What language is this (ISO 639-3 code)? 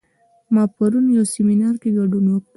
pus